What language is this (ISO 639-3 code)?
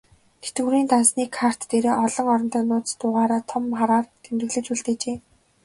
mon